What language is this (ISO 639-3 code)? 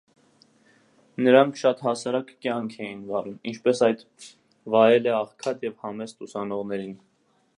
hye